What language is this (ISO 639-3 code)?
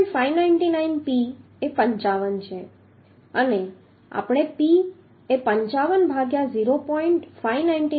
guj